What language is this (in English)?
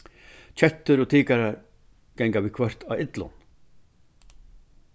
Faroese